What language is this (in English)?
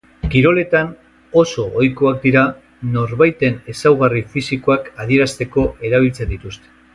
Basque